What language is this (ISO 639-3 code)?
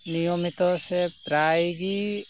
sat